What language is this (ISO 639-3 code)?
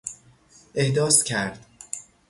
fas